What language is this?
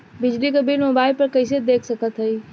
Bhojpuri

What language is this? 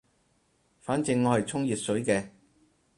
Cantonese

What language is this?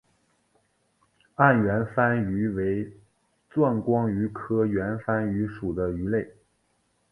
Chinese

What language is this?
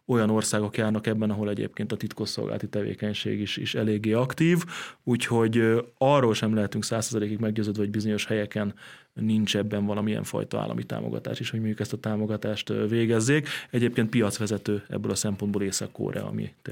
Hungarian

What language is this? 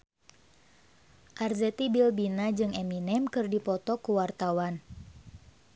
Sundanese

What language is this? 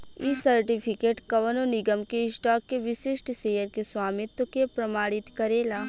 Bhojpuri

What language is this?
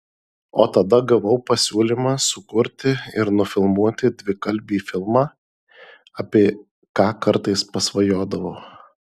Lithuanian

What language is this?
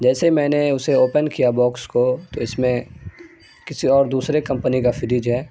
Urdu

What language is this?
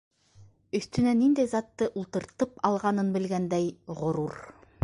Bashkir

